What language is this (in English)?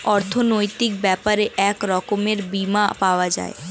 Bangla